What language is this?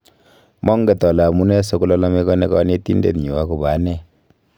Kalenjin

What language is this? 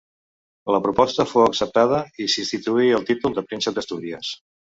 Catalan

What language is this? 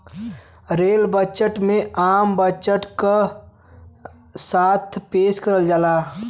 Bhojpuri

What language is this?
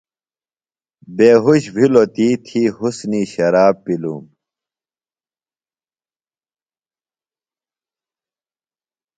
Phalura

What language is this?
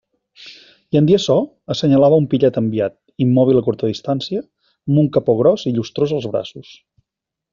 Catalan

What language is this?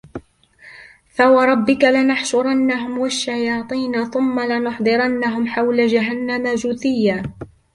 Arabic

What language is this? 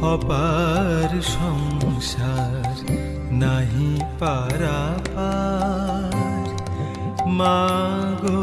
Bangla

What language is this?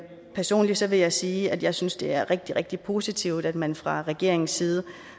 Danish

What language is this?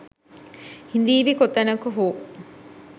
Sinhala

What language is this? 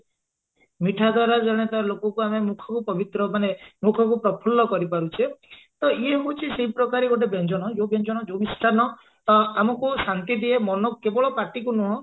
Odia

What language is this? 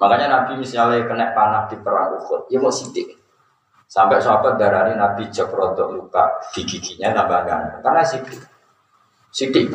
Indonesian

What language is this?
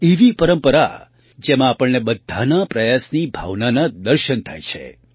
Gujarati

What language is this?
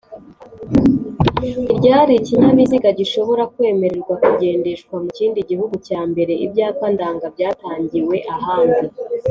Kinyarwanda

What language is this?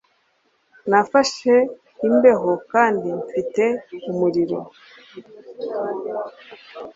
Kinyarwanda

